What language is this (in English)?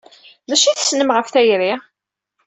Kabyle